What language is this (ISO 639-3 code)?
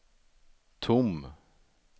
swe